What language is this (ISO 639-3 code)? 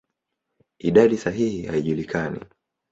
swa